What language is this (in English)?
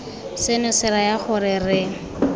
Tswana